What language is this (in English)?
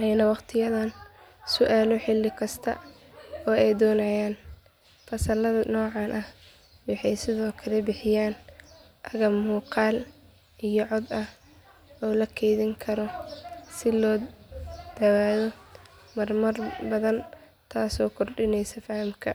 Somali